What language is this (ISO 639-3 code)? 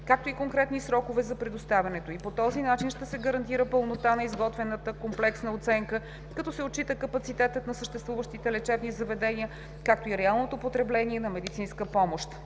bul